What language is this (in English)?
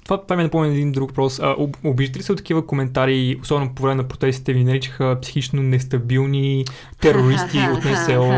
Bulgarian